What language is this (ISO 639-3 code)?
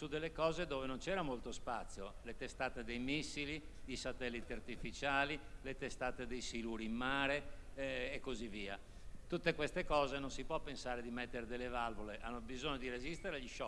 ita